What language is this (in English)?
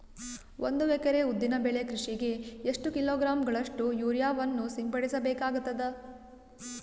Kannada